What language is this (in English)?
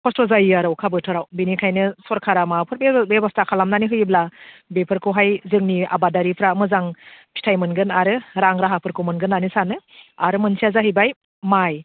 Bodo